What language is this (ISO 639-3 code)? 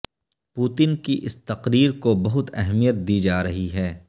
urd